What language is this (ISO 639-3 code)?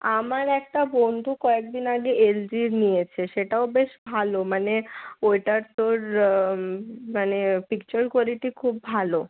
ben